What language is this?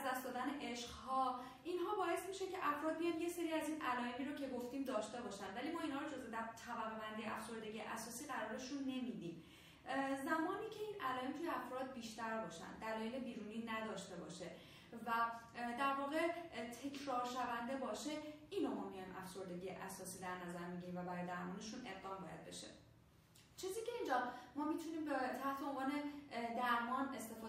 Persian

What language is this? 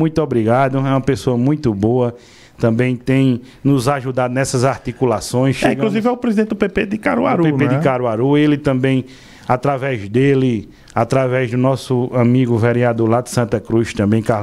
Portuguese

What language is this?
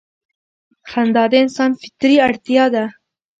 Pashto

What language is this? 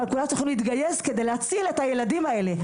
Hebrew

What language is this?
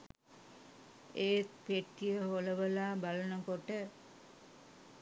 Sinhala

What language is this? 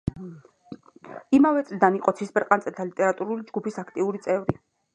Georgian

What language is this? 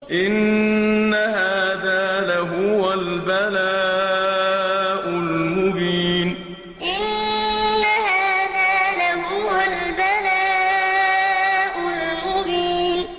Arabic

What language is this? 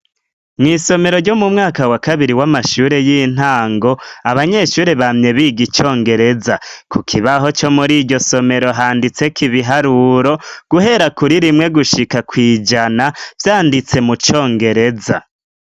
Rundi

